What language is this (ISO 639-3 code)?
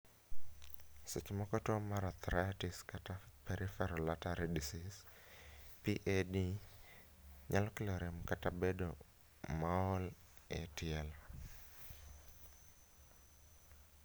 luo